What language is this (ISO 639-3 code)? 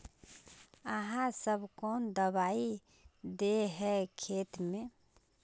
mag